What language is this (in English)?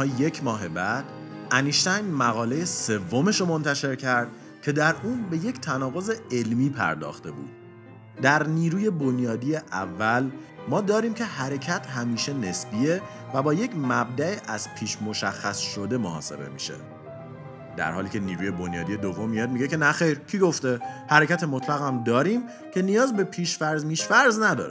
Persian